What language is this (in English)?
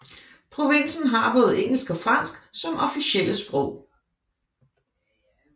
Danish